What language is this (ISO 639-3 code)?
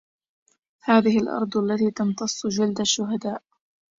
ara